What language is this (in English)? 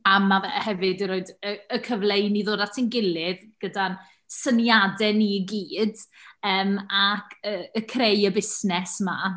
Welsh